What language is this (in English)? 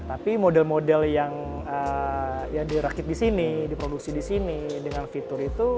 Indonesian